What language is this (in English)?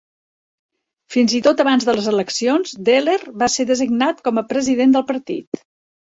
Catalan